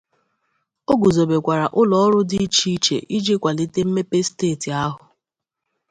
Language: Igbo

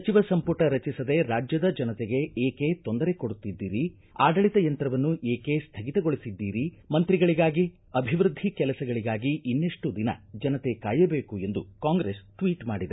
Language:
Kannada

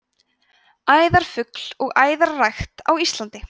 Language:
Icelandic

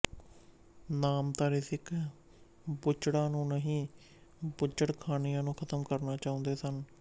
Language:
Punjabi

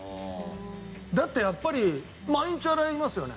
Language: Japanese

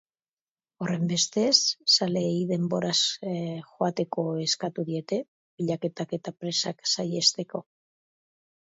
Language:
Basque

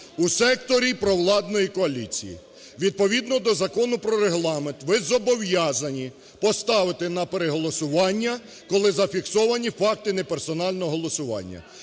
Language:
Ukrainian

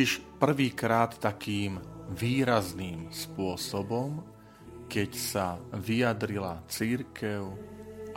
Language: Slovak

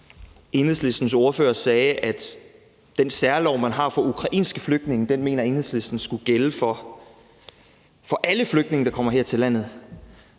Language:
Danish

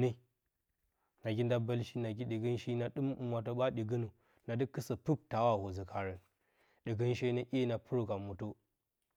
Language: Bacama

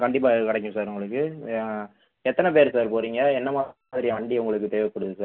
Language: Tamil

